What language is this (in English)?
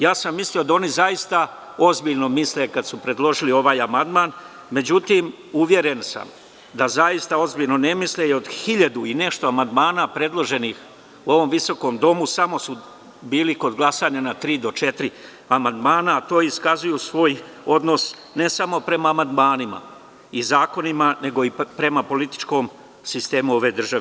Serbian